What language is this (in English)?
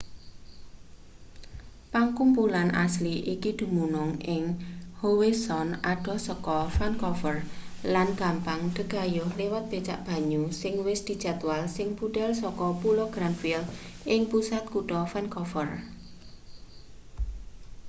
Javanese